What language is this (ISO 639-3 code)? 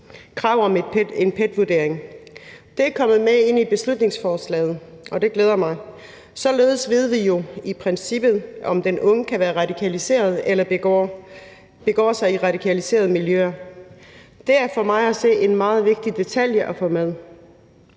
dan